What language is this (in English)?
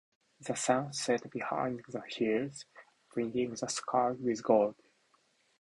Japanese